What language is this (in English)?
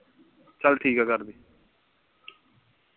Punjabi